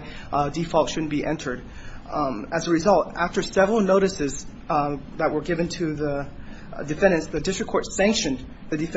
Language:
English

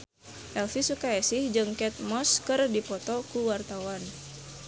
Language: Sundanese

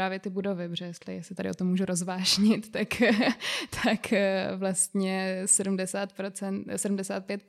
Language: Czech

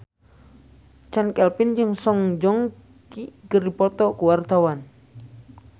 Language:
Sundanese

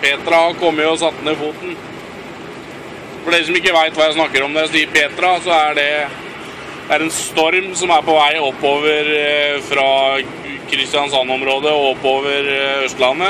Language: Russian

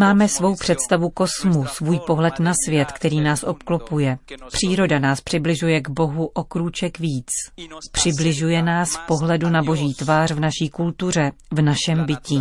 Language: Czech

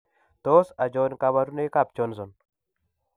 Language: Kalenjin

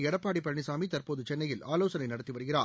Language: Tamil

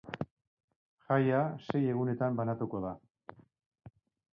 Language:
Basque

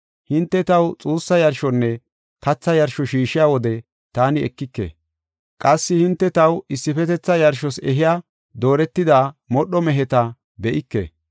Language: Gofa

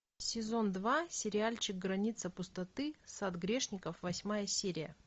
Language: Russian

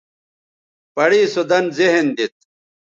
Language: Bateri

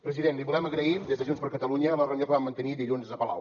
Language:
Catalan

